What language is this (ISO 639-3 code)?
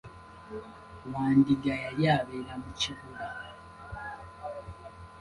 lug